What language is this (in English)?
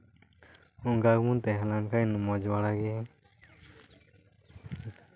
Santali